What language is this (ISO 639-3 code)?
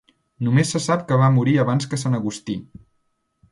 cat